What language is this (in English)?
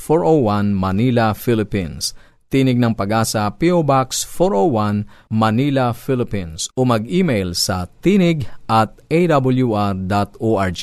Filipino